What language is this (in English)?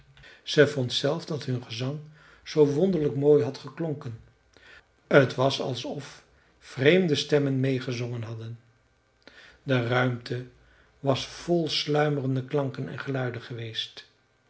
Dutch